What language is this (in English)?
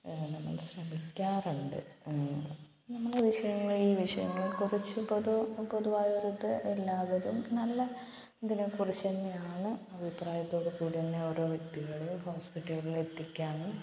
Malayalam